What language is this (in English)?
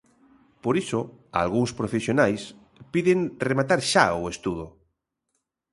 Galician